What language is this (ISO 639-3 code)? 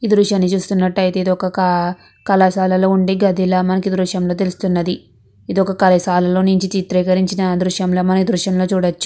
tel